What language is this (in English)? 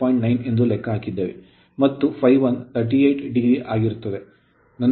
Kannada